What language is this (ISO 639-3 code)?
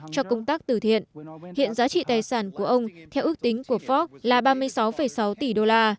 vie